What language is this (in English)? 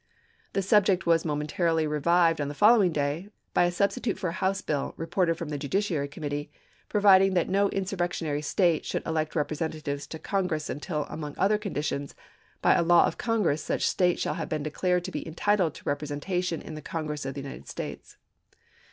English